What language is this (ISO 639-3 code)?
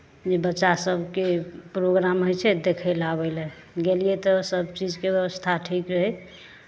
mai